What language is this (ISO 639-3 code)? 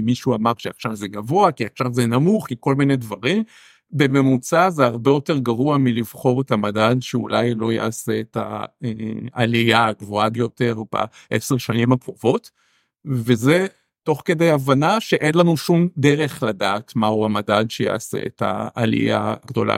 heb